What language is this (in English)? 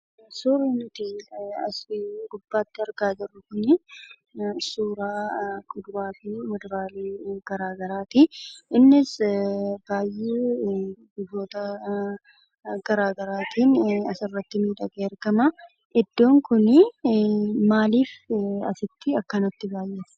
Oromo